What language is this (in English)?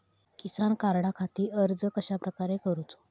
Marathi